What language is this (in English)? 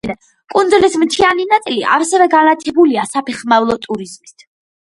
Georgian